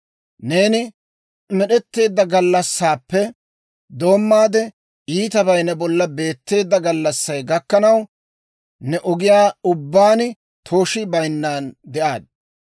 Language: Dawro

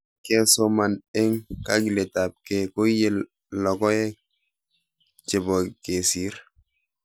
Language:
Kalenjin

